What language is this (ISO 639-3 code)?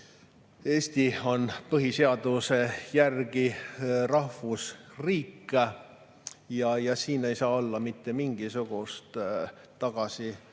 est